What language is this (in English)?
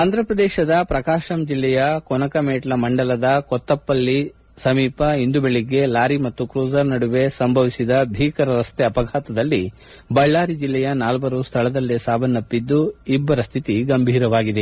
Kannada